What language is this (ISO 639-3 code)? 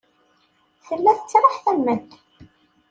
kab